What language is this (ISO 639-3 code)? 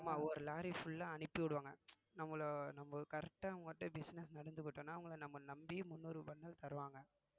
tam